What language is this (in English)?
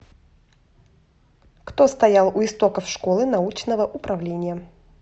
Russian